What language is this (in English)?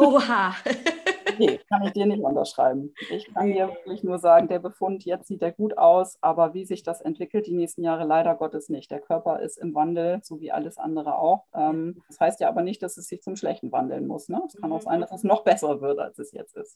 German